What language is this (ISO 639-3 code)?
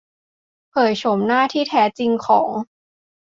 tha